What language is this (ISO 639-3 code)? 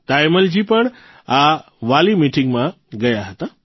guj